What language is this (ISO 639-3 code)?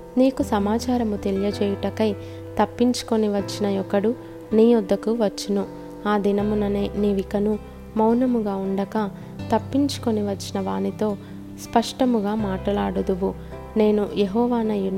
tel